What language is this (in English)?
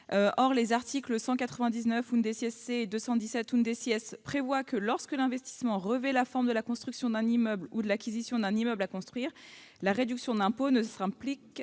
French